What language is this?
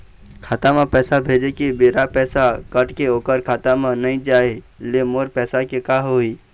Chhattisgarhi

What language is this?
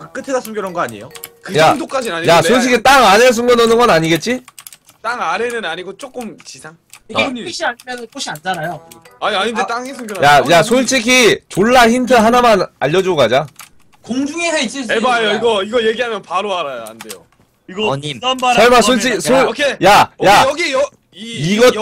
Korean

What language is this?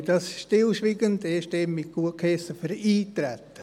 Swiss German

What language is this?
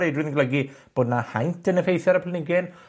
Welsh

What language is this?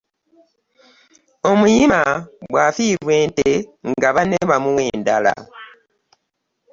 Ganda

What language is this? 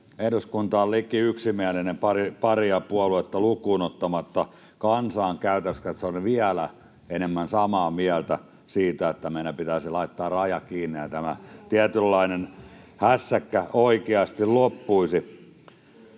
Finnish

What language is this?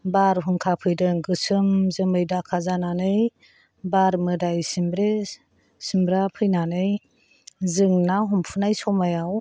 Bodo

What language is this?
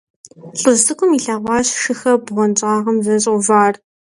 Kabardian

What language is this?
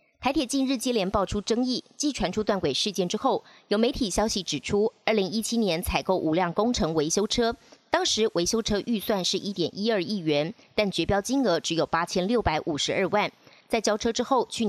Chinese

